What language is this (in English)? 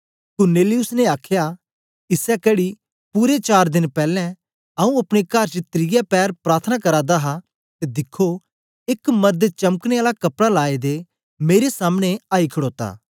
Dogri